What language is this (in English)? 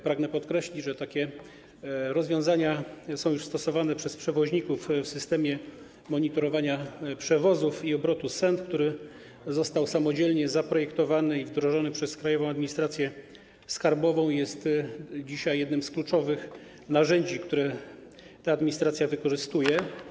Polish